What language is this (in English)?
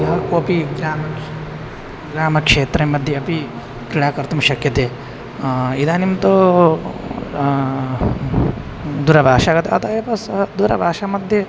Sanskrit